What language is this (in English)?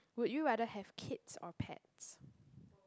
English